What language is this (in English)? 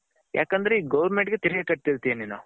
Kannada